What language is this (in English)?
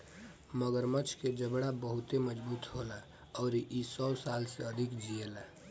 Bhojpuri